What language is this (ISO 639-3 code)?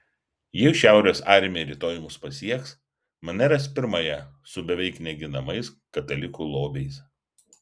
lit